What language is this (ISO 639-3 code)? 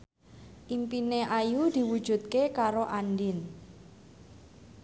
jav